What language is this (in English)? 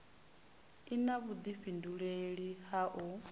Venda